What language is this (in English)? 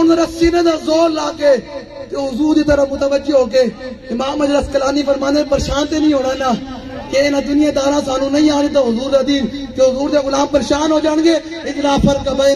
Arabic